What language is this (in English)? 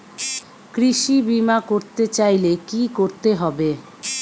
Bangla